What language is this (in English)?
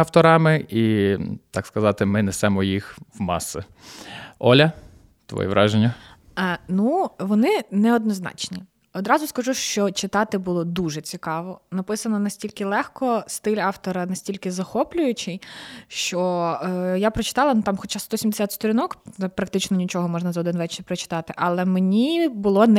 Ukrainian